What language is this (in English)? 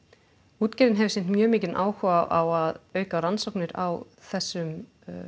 Icelandic